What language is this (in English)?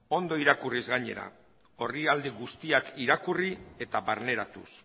Basque